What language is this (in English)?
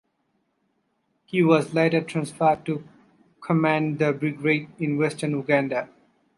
English